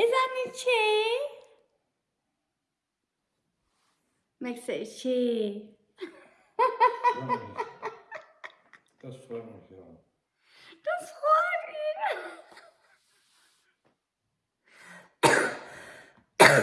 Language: German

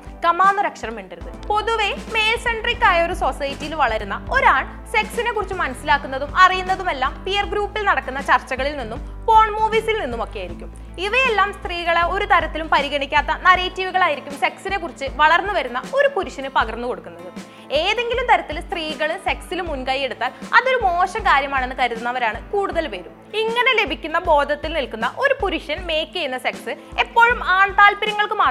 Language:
Malayalam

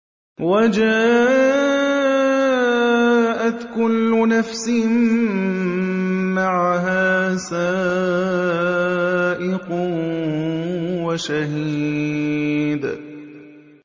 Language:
Arabic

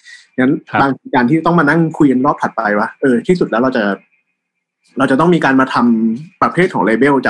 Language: Thai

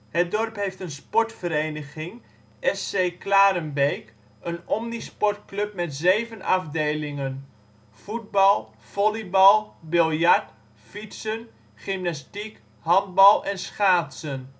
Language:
Dutch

